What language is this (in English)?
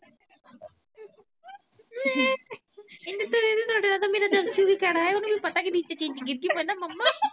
Punjabi